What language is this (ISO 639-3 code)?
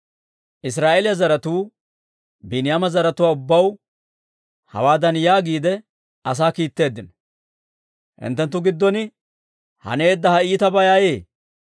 dwr